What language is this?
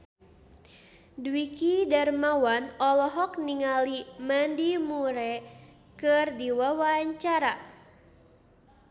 Sundanese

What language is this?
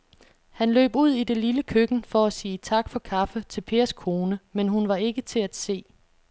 Danish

